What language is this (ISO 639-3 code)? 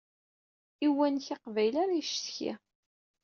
kab